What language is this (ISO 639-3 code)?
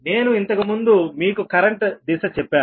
tel